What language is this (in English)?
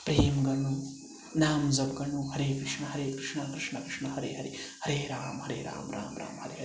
Nepali